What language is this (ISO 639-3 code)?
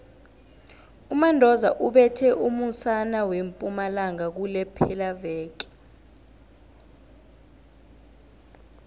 nbl